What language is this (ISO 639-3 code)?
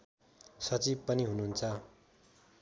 nep